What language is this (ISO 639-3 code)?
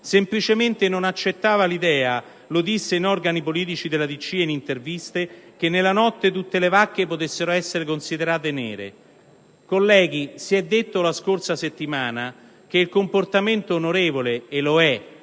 ita